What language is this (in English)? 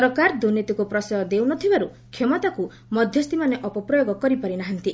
Odia